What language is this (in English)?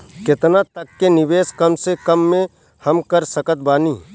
Bhojpuri